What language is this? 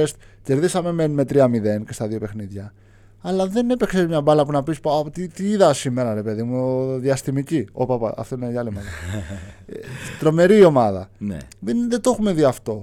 Greek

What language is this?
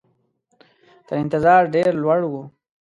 Pashto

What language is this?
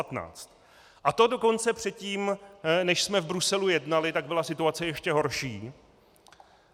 Czech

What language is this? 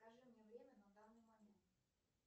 Russian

